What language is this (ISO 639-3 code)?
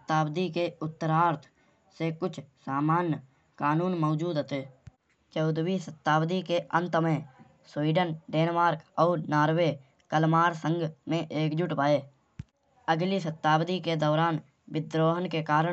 bjj